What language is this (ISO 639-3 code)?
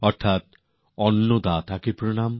ben